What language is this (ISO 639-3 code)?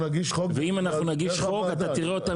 heb